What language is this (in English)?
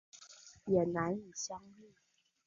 Chinese